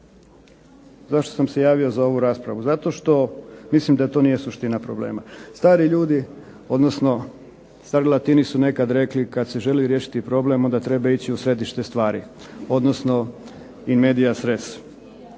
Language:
Croatian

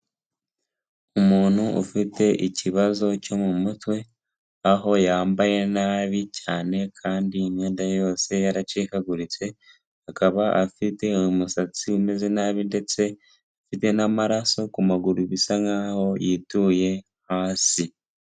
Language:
Kinyarwanda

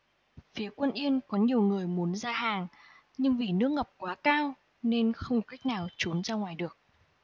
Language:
Vietnamese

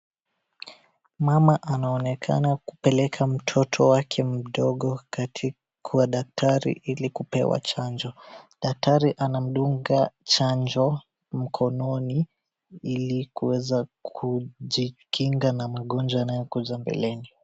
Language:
Swahili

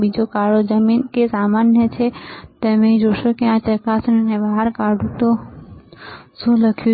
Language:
Gujarati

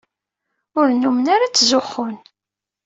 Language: Kabyle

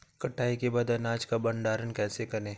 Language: Hindi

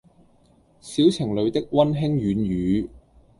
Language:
Cantonese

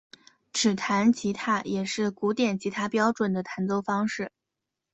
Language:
Chinese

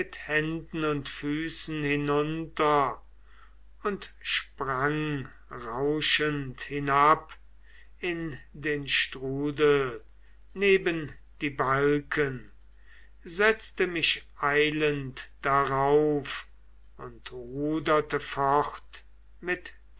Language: German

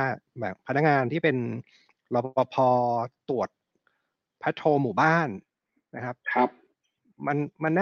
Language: Thai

